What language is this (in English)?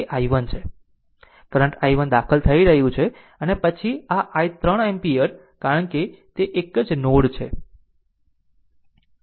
Gujarati